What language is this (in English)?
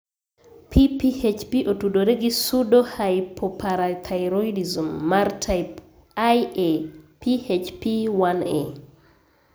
Luo (Kenya and Tanzania)